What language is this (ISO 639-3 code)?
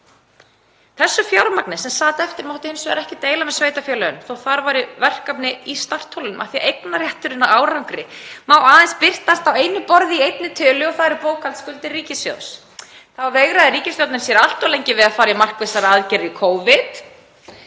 isl